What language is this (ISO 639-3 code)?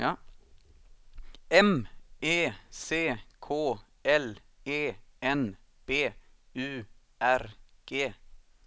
swe